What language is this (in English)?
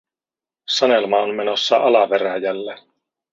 Finnish